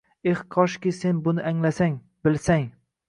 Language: Uzbek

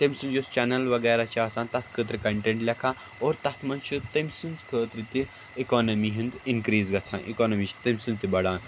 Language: Kashmiri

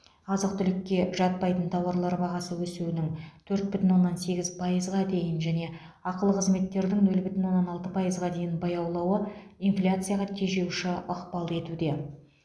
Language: Kazakh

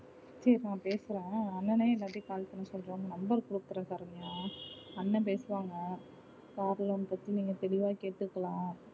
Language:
Tamil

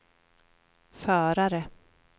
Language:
Swedish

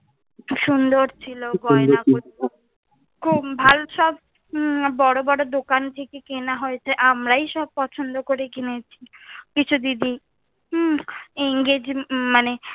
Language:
Bangla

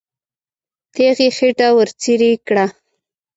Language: Pashto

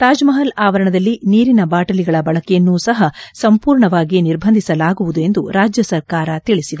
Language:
Kannada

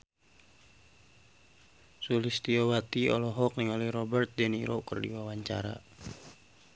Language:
Sundanese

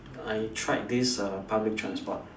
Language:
English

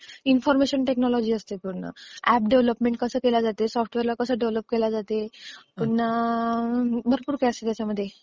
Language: Marathi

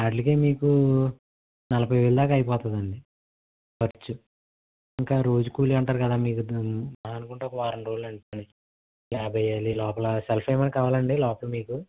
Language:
Telugu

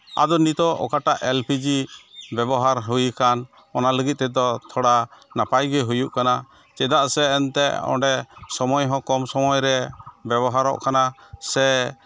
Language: Santali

